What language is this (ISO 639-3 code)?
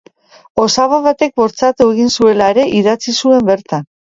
eus